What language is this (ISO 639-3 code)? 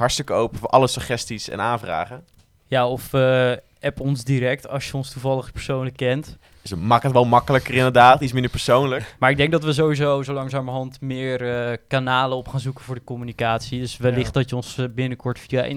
nld